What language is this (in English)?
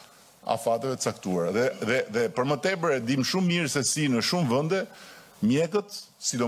Romanian